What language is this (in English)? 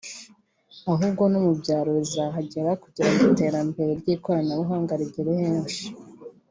Kinyarwanda